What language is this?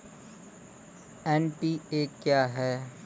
Maithili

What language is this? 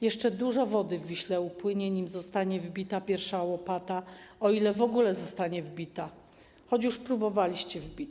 Polish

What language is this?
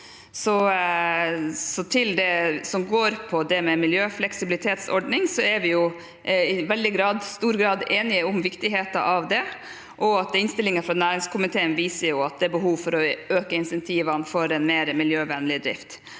Norwegian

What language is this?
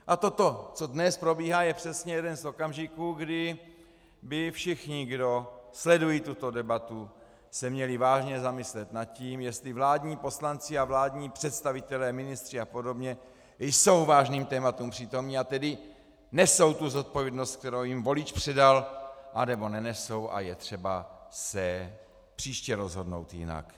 Czech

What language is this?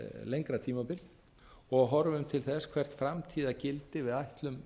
Icelandic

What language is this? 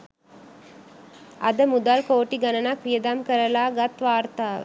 Sinhala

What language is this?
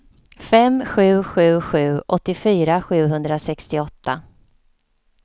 Swedish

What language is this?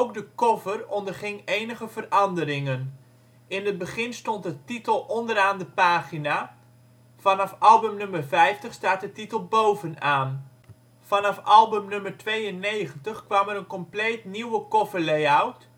Dutch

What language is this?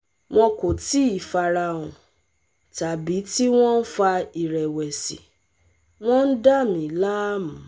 Yoruba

